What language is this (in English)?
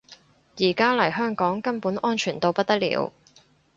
Cantonese